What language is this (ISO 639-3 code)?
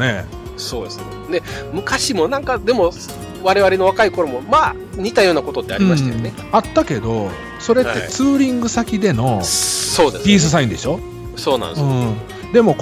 jpn